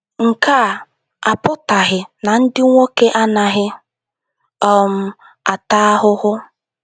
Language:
Igbo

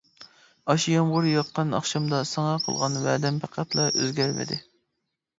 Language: Uyghur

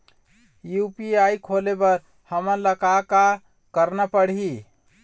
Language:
Chhattisgarhi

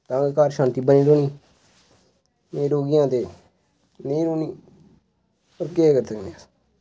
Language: Dogri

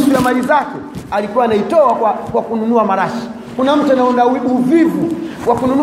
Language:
Swahili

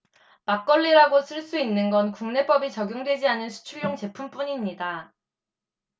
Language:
Korean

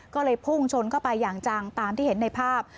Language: Thai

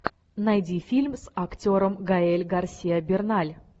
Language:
Russian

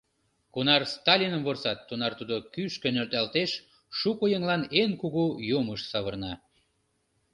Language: Mari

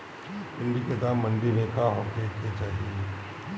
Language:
Bhojpuri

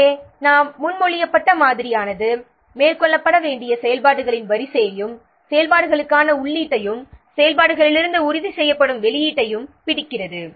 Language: Tamil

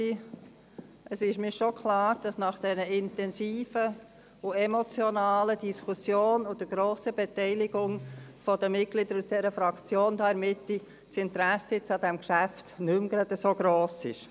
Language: Swiss German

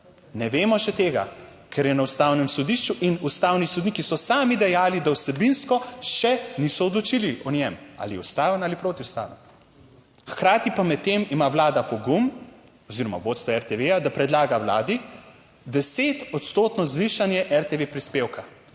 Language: Slovenian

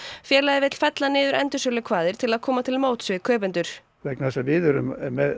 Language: Icelandic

